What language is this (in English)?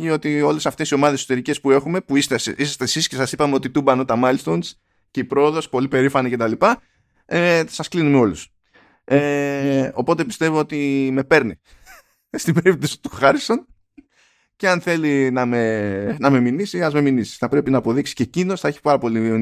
Greek